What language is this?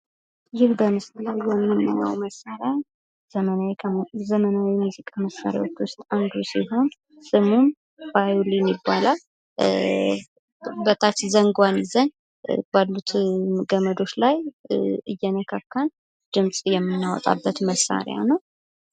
Amharic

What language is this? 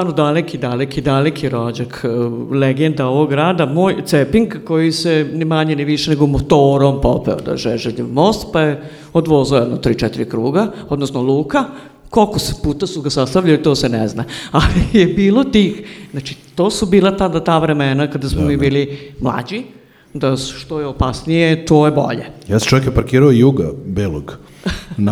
Croatian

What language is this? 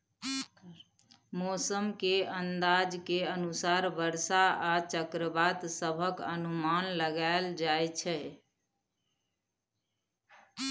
Maithili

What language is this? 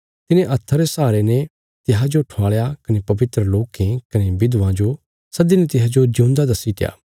Bilaspuri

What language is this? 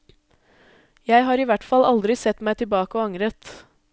Norwegian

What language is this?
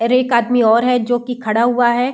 Hindi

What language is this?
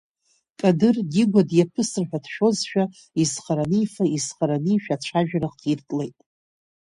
Abkhazian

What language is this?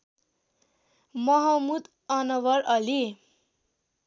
Nepali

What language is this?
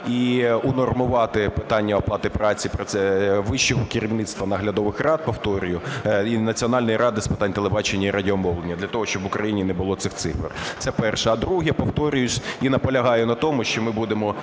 Ukrainian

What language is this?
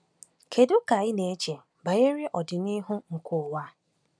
Igbo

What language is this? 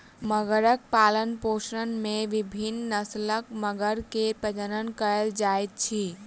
Maithili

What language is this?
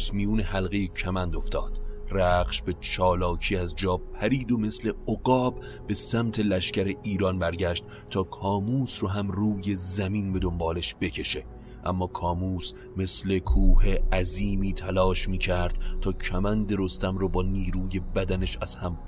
Persian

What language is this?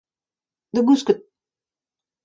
Breton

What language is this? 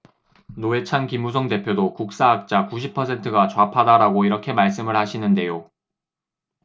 Korean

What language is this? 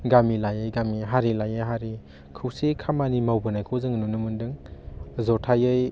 Bodo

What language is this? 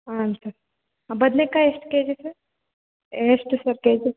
Kannada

